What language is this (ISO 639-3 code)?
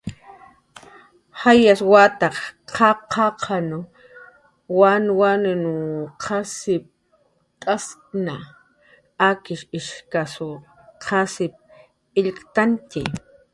jqr